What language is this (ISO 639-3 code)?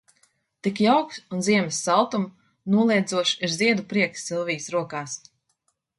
lav